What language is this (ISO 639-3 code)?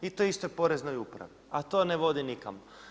hrv